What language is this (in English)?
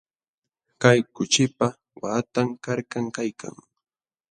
Jauja Wanca Quechua